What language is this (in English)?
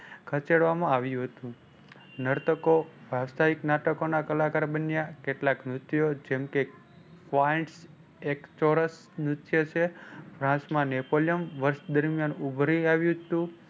Gujarati